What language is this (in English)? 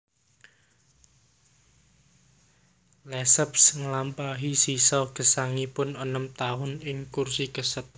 Javanese